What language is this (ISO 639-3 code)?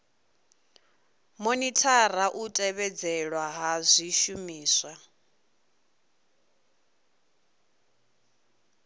ven